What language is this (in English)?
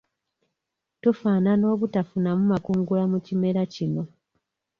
Ganda